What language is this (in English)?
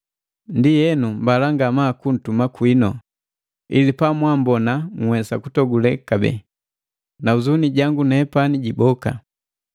Matengo